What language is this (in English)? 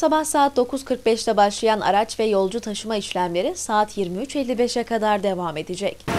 Turkish